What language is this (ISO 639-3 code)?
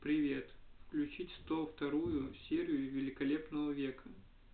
rus